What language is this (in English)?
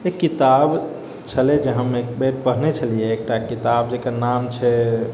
Maithili